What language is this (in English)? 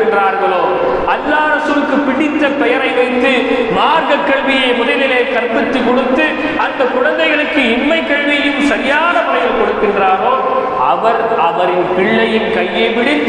Tamil